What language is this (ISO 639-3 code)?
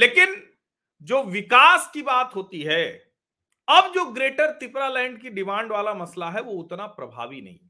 hin